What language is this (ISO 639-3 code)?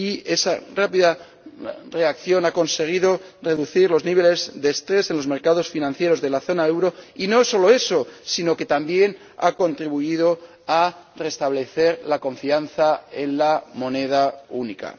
spa